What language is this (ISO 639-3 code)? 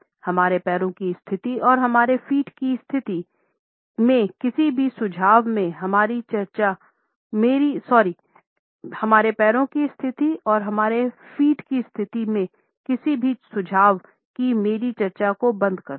hin